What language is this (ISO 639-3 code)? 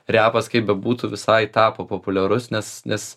lit